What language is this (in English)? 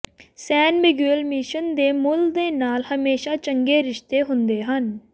Punjabi